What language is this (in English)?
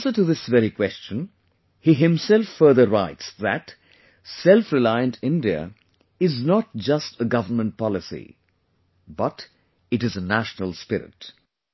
English